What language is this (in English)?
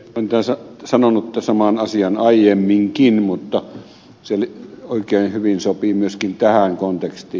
Finnish